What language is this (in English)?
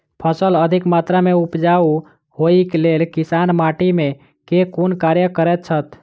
Maithili